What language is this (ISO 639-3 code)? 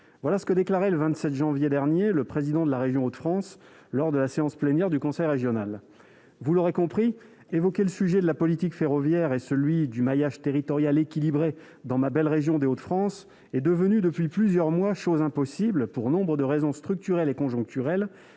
fra